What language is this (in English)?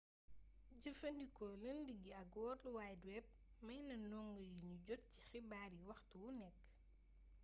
Wolof